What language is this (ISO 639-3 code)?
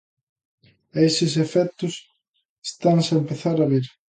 glg